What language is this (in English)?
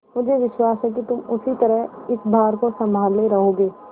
Hindi